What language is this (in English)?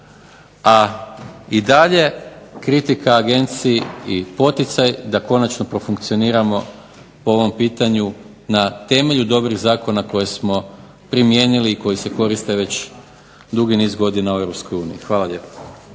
Croatian